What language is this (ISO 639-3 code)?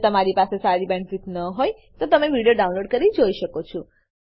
guj